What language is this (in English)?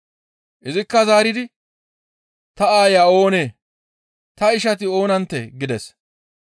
Gamo